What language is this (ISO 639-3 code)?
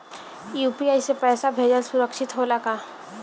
bho